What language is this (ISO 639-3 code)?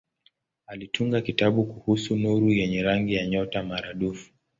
swa